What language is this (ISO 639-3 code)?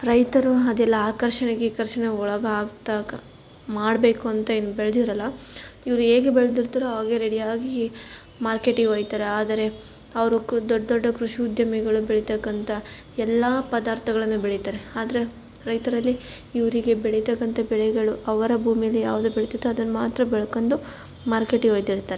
kan